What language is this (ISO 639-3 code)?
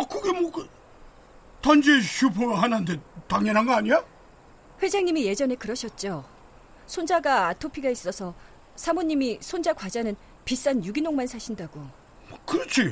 kor